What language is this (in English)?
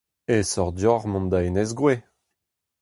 Breton